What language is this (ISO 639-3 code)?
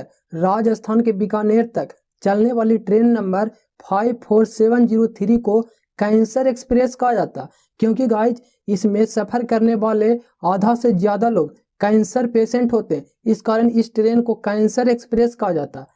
hin